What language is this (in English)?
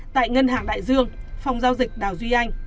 Vietnamese